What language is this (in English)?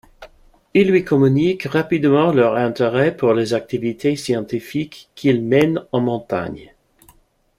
French